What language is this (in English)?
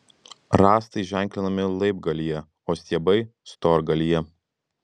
Lithuanian